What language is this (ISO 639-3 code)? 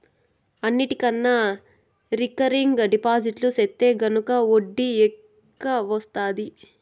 tel